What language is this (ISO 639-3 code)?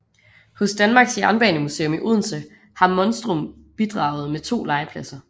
dan